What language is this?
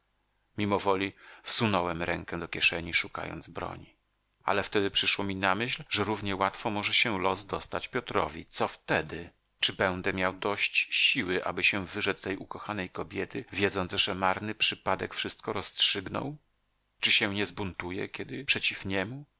Polish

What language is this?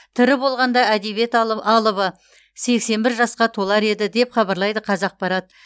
Kazakh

